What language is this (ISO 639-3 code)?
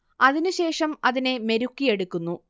mal